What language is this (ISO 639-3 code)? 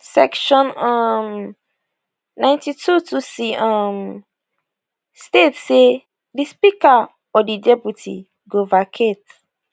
pcm